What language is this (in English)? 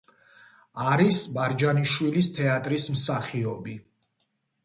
Georgian